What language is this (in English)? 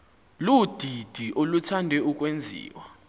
Xhosa